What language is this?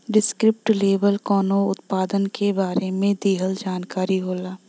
Bhojpuri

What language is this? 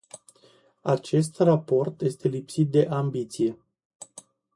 Romanian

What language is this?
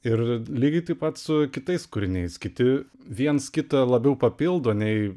Lithuanian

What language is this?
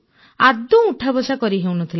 Odia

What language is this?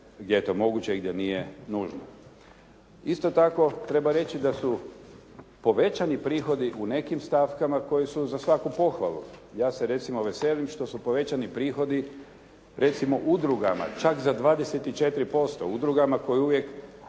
Croatian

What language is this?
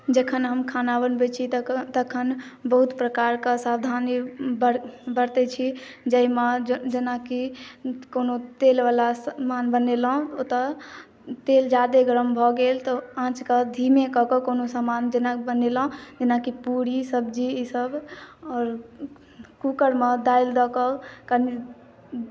Maithili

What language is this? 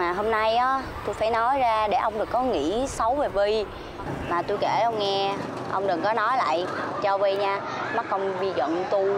Vietnamese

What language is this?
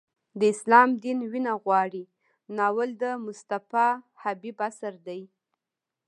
Pashto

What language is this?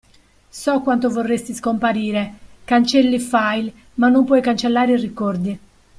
Italian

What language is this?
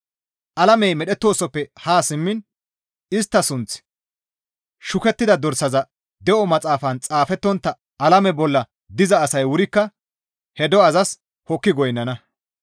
Gamo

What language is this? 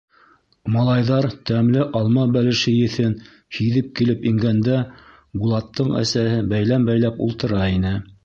Bashkir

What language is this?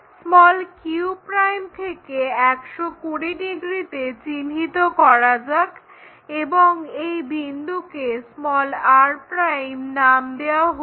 Bangla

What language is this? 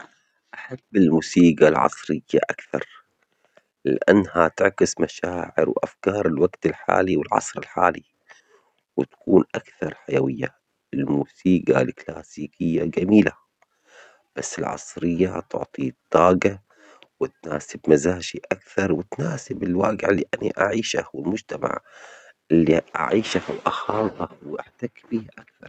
Omani Arabic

